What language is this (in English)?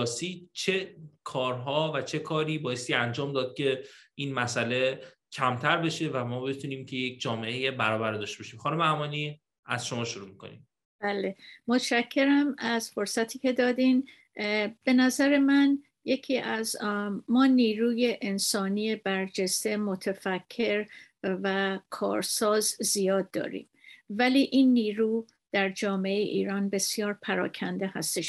Persian